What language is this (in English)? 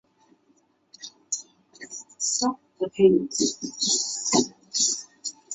Chinese